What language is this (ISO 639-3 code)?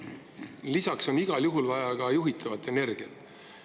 est